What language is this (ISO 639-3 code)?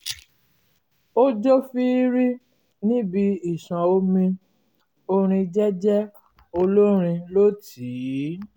yor